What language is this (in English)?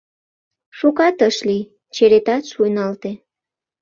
Mari